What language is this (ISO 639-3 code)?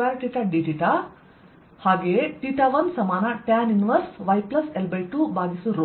kan